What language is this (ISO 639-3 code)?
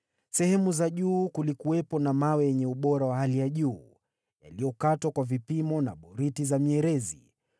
swa